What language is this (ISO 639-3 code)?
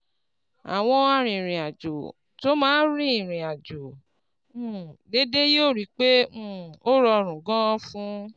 yor